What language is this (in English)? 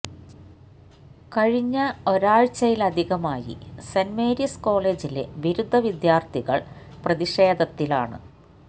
Malayalam